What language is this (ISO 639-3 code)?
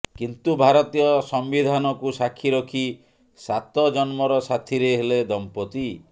ori